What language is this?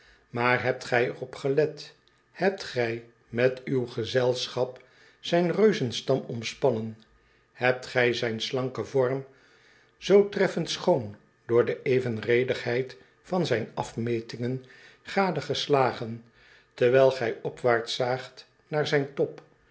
Dutch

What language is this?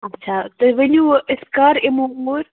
Kashmiri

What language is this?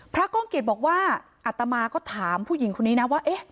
Thai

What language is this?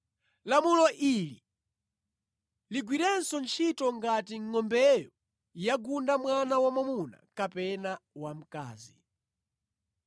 Nyanja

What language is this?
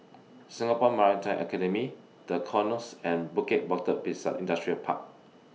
English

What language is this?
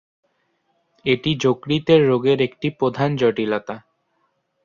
Bangla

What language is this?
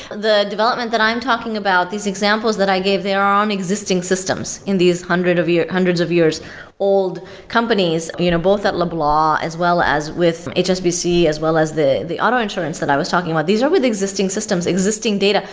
English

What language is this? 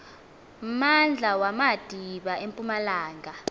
Xhosa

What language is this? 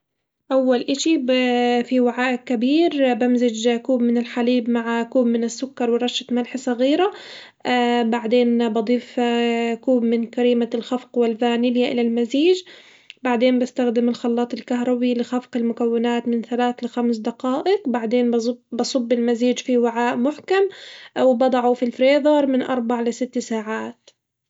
Hijazi Arabic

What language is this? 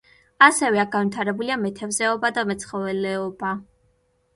Georgian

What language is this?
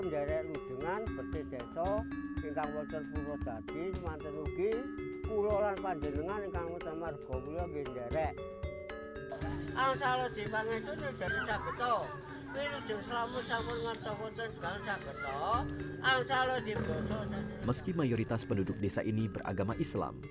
Indonesian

